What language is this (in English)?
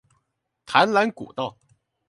Chinese